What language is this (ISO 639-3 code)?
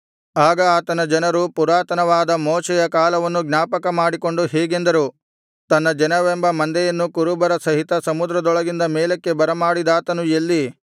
kan